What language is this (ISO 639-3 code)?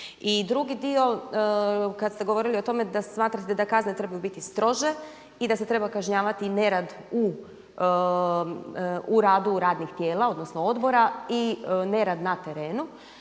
hrv